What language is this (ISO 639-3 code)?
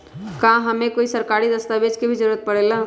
mag